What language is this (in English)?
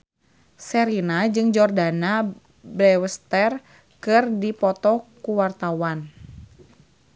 Sundanese